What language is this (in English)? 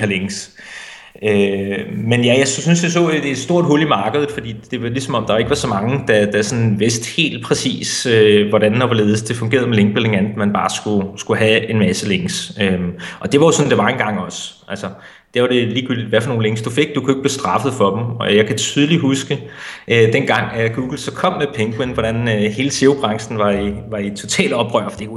Danish